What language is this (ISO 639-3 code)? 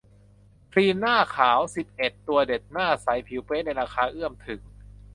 tha